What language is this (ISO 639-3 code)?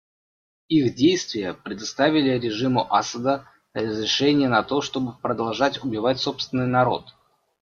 rus